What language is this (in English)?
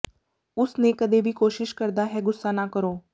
Punjabi